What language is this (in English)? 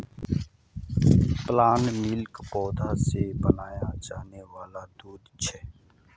Magahi